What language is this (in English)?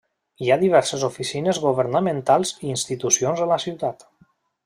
Catalan